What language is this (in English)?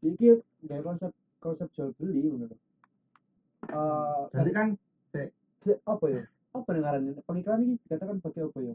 Indonesian